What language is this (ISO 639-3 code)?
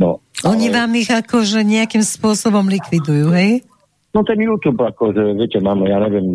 slk